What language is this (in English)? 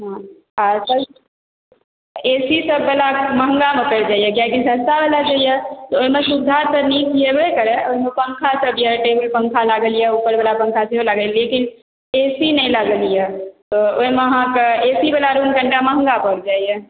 Maithili